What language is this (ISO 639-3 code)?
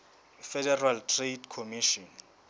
sot